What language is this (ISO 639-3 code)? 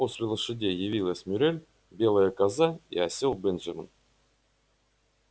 rus